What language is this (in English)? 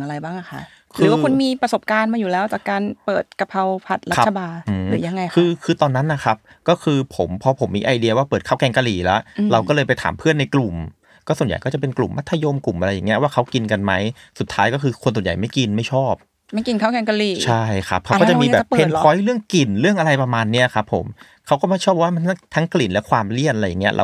Thai